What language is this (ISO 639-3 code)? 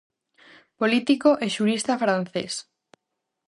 glg